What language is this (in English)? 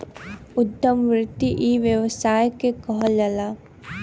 Bhojpuri